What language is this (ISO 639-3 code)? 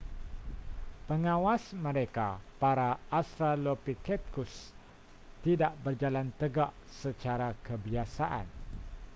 msa